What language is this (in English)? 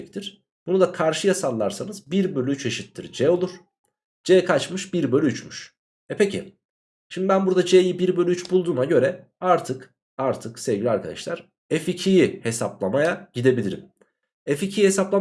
Turkish